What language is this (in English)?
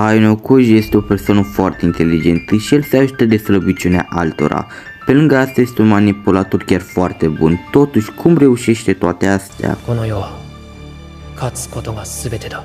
Romanian